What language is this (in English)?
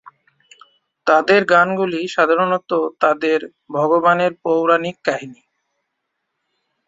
Bangla